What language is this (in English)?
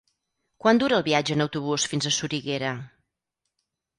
Catalan